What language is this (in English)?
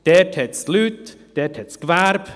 Swiss German